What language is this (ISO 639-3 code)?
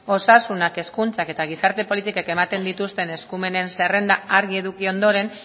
eus